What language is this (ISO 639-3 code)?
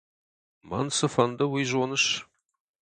oss